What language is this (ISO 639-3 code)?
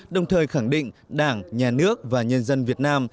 vie